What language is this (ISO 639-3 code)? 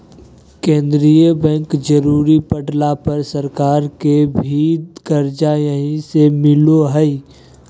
mag